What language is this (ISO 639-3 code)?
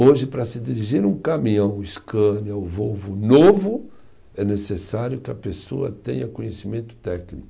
por